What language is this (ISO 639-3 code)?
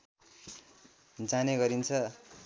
nep